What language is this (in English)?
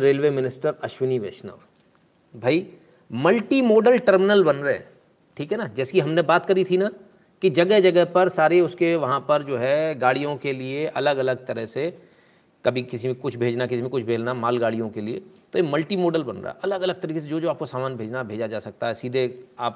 Hindi